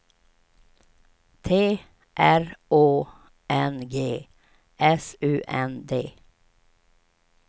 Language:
Swedish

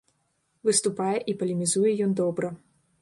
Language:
Belarusian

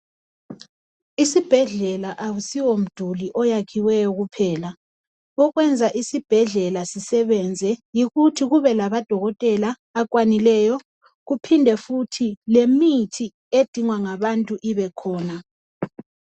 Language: North Ndebele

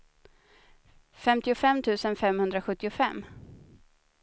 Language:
Swedish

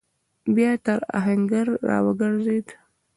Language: Pashto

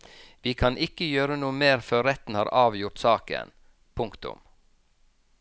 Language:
Norwegian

